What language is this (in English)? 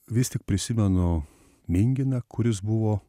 Lithuanian